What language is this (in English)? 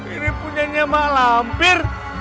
Indonesian